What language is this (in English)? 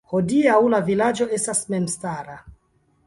Esperanto